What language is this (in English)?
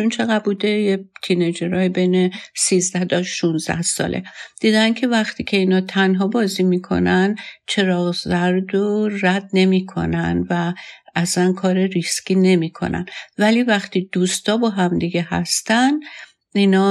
Persian